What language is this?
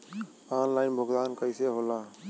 Bhojpuri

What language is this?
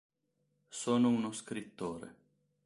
Italian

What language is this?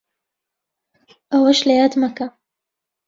Central Kurdish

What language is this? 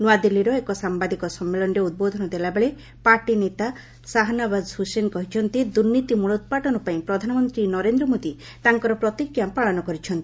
Odia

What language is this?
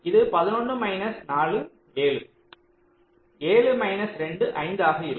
Tamil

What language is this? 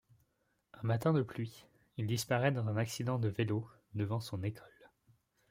French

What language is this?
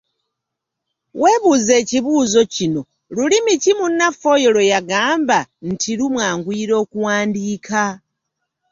Ganda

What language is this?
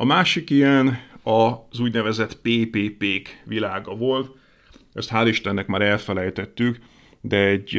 Hungarian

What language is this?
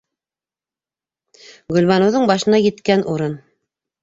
Bashkir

